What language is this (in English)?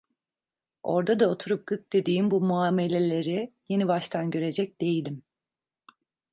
Turkish